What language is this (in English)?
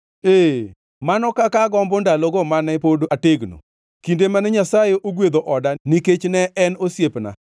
Luo (Kenya and Tanzania)